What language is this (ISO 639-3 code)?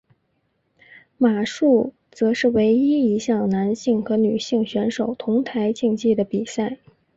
zho